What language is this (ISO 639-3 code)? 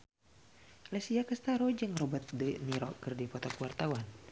sun